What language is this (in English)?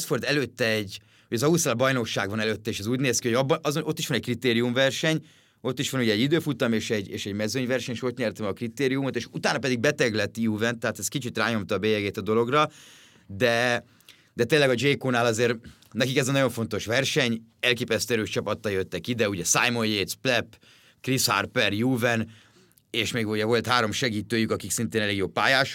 Hungarian